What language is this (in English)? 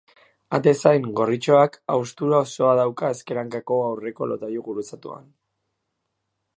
Basque